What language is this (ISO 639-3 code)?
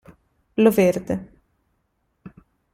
ita